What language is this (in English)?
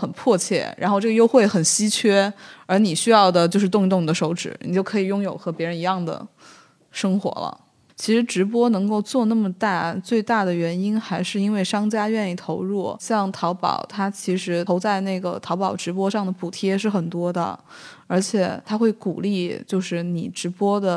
Chinese